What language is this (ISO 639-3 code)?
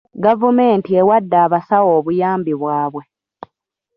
lug